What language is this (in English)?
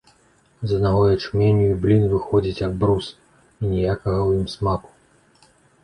Belarusian